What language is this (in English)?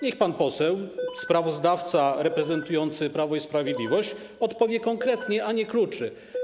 Polish